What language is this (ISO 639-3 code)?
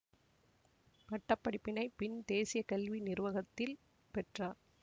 tam